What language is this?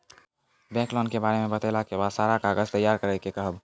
Maithili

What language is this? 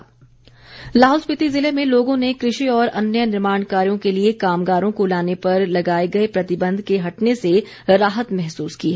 Hindi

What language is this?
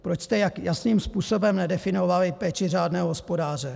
Czech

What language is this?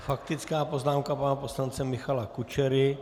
Czech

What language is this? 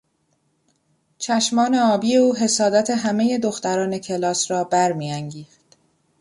Persian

